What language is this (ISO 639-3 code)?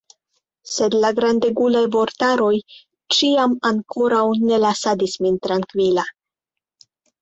epo